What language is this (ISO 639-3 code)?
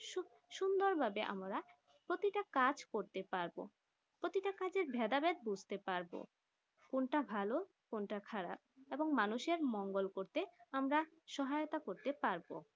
ben